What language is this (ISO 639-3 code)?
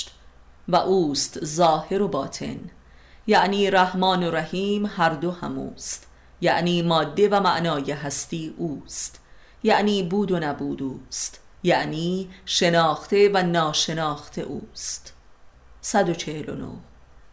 fas